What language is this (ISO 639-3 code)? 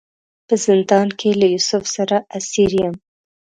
pus